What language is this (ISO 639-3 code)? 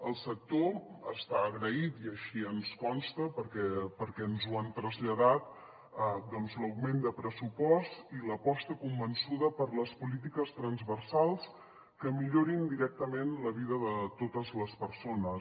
cat